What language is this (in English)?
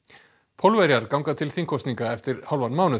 Icelandic